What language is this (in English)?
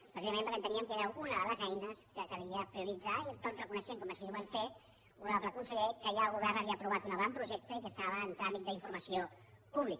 Catalan